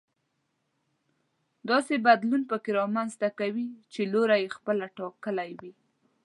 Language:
Pashto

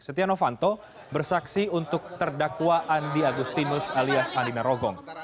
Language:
Indonesian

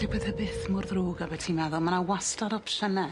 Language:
Welsh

